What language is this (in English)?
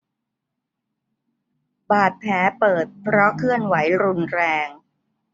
Thai